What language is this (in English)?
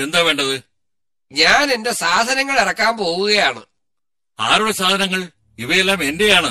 Malayalam